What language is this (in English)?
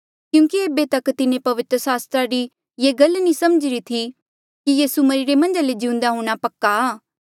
Mandeali